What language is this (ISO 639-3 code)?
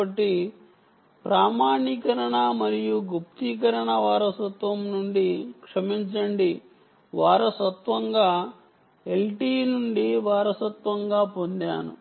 tel